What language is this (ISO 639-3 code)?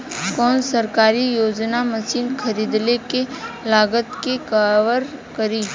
bho